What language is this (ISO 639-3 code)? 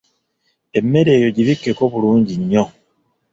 lug